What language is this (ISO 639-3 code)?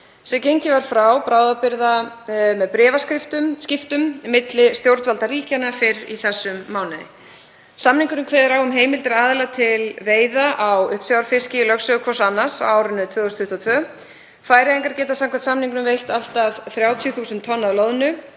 isl